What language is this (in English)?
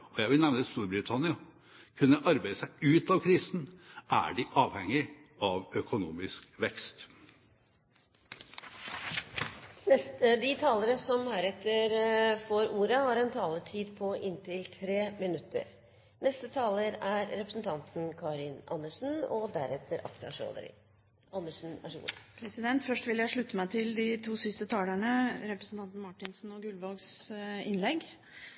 Norwegian Bokmål